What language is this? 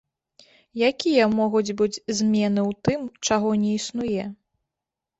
Belarusian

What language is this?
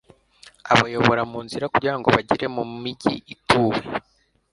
Kinyarwanda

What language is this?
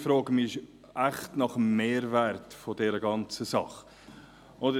Swiss German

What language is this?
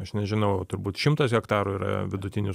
Lithuanian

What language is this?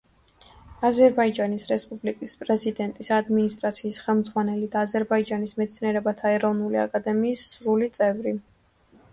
Georgian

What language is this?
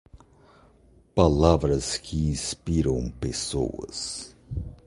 Portuguese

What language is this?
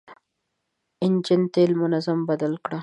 Pashto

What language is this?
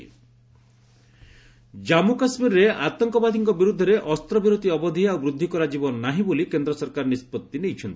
Odia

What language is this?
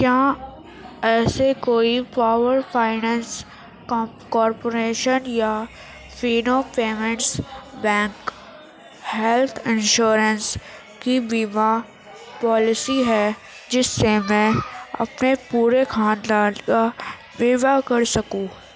Urdu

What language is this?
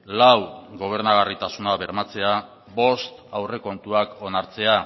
Basque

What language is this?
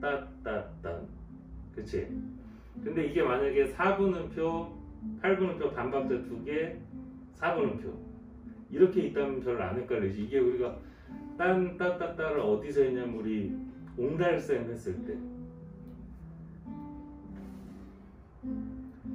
Korean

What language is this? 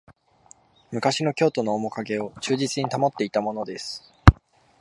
Japanese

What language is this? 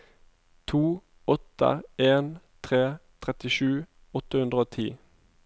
Norwegian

